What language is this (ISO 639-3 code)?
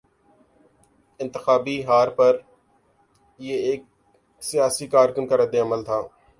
urd